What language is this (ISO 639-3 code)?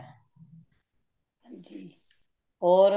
pan